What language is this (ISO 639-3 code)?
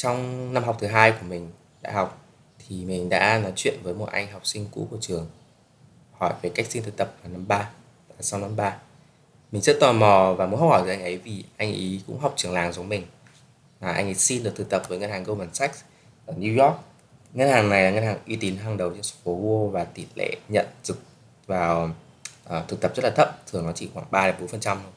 vie